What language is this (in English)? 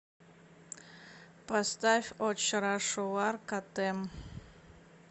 Russian